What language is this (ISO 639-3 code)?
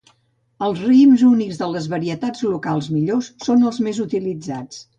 cat